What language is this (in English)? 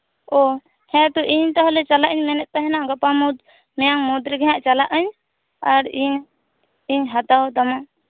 Santali